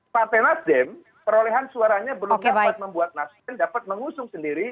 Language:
Indonesian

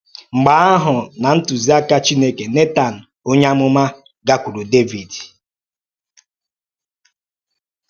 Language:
Igbo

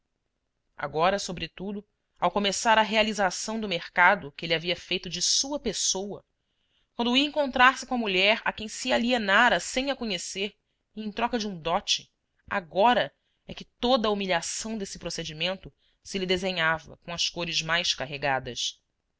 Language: Portuguese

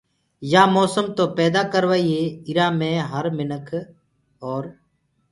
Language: Gurgula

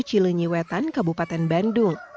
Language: Indonesian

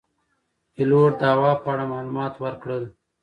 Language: Pashto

